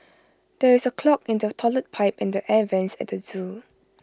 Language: English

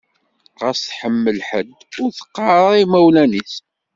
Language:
Kabyle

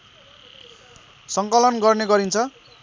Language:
Nepali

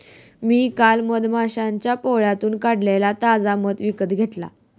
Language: Marathi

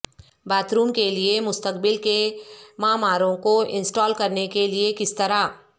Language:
Urdu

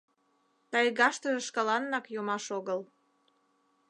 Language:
Mari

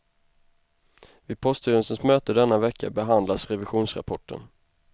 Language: Swedish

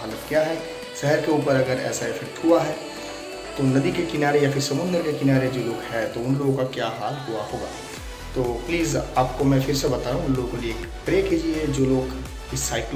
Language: Hindi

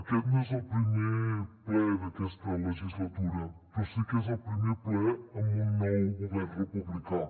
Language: Catalan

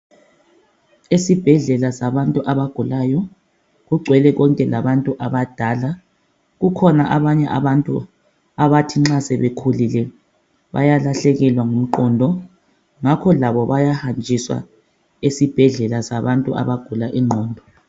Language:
North Ndebele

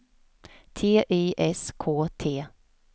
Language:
Swedish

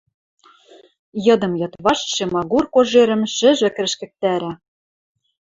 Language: Western Mari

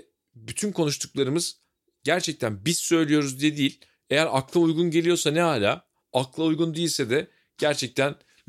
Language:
Turkish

